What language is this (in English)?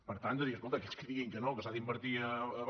Catalan